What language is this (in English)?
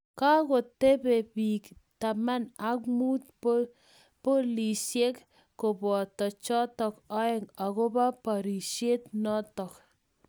Kalenjin